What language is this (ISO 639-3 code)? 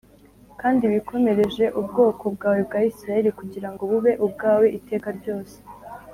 kin